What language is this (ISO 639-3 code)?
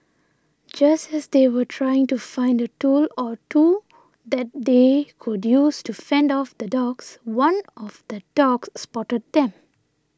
eng